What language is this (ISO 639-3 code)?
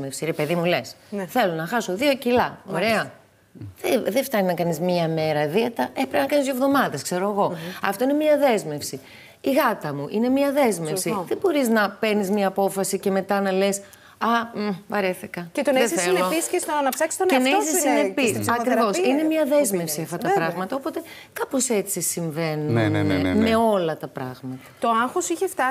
ell